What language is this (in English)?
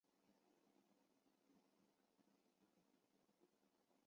Chinese